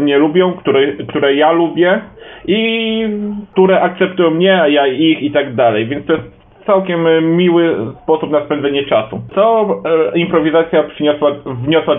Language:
Polish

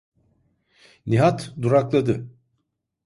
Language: Turkish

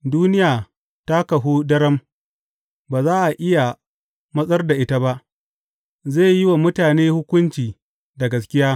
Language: Hausa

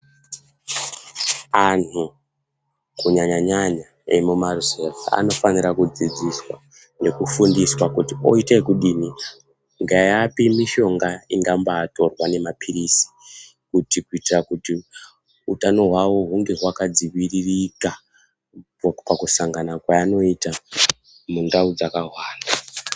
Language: Ndau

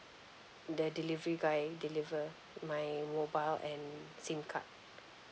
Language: English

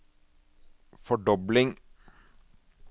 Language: Norwegian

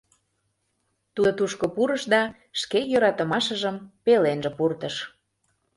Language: Mari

